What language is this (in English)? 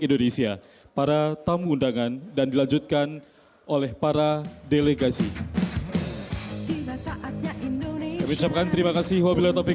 Indonesian